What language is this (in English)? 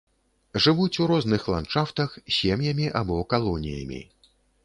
Belarusian